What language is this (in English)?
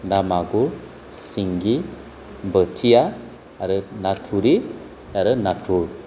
Bodo